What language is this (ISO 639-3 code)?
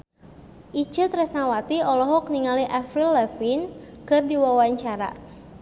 sun